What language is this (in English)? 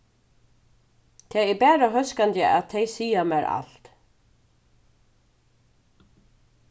Faroese